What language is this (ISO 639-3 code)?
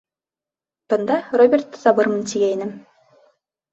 bak